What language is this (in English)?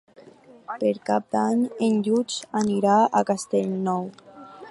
Catalan